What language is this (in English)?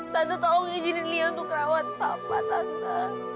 Indonesian